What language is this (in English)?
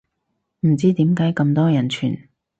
Cantonese